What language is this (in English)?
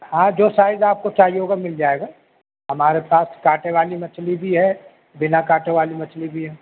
Urdu